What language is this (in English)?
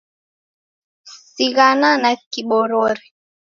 Taita